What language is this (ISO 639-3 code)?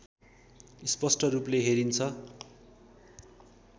nep